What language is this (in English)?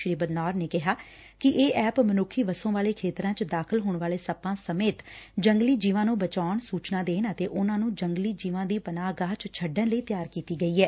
Punjabi